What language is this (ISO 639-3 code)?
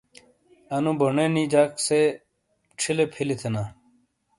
scl